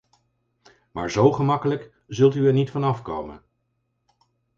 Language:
Dutch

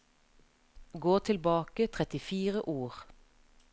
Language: Norwegian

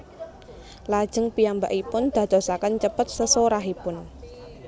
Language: Javanese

